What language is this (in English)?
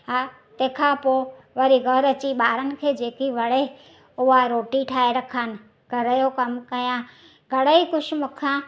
Sindhi